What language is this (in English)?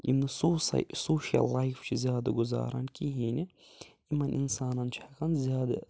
Kashmiri